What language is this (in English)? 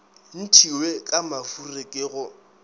Northern Sotho